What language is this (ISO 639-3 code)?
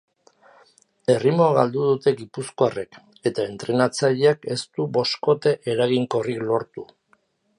eus